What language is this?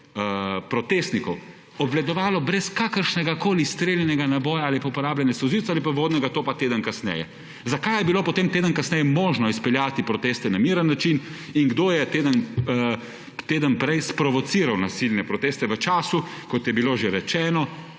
Slovenian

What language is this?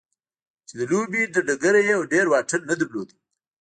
Pashto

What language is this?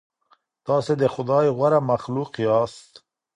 Pashto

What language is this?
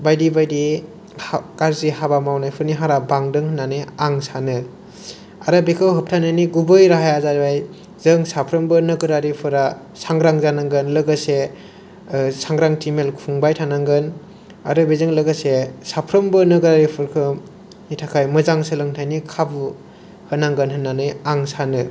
Bodo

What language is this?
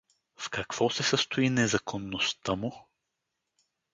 Bulgarian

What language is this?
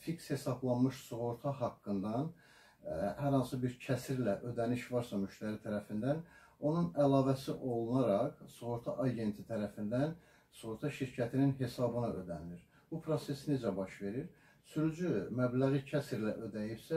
Turkish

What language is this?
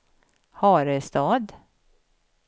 Swedish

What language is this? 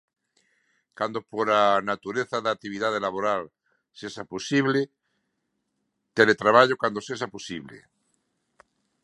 Galician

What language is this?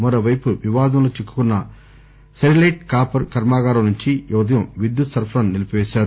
Telugu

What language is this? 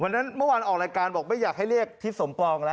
Thai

